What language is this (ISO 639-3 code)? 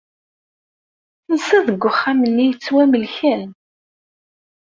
kab